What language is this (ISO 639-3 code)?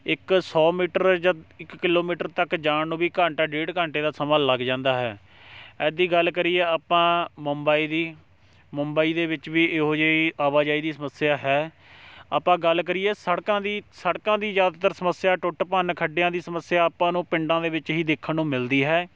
pan